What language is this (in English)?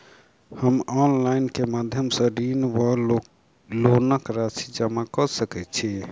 Maithili